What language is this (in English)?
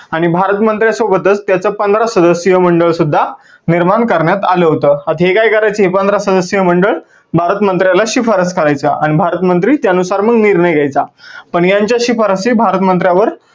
Marathi